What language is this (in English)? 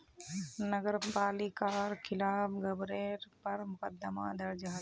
Magahi